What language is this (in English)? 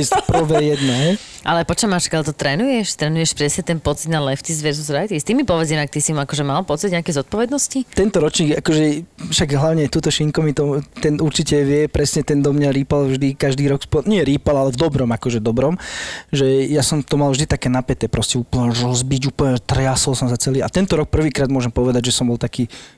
Slovak